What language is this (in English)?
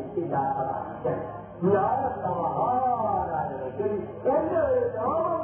Malayalam